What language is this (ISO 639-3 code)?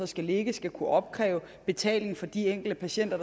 dan